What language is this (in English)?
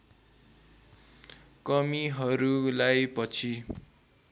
Nepali